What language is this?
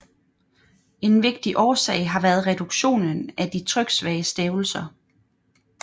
Danish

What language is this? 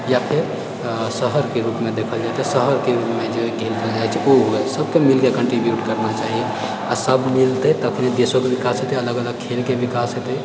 Maithili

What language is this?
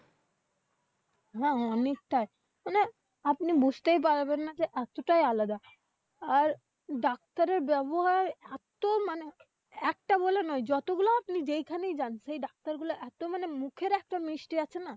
Bangla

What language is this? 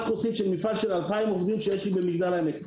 Hebrew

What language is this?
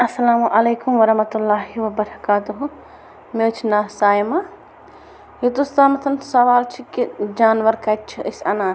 Kashmiri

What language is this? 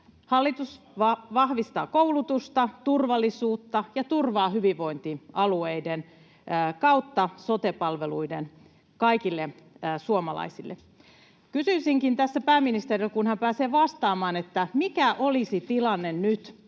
Finnish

